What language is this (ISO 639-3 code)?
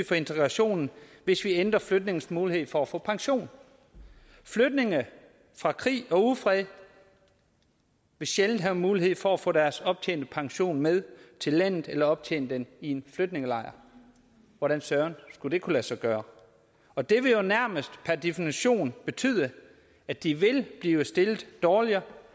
dan